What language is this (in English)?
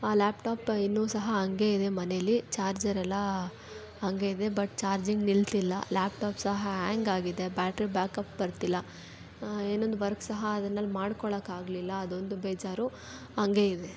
Kannada